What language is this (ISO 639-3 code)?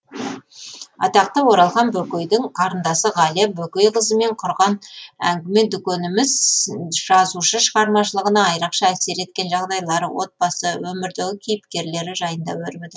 kaz